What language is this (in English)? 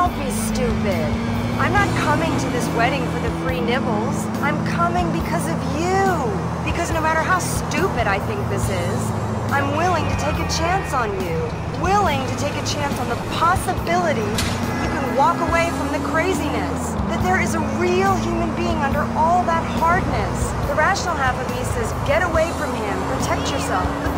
English